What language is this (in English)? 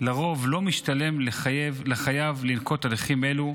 Hebrew